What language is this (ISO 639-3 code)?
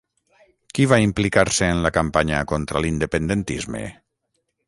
cat